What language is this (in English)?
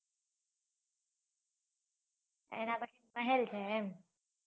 Gujarati